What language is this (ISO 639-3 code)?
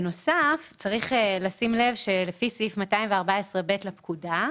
heb